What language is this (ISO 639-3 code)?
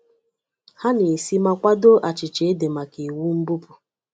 ibo